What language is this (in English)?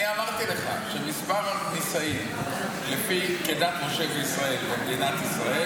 Hebrew